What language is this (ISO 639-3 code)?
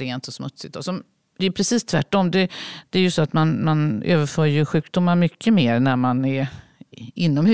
swe